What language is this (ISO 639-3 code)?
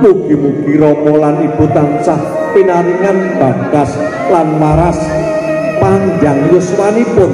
ind